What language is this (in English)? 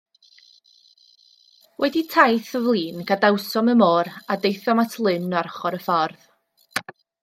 Welsh